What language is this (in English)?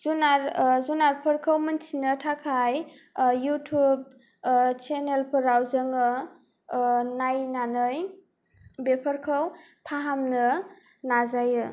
Bodo